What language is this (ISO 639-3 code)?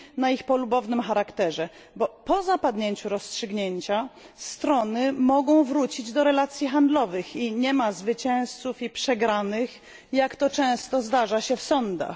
pol